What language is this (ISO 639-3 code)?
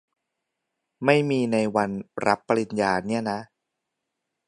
tha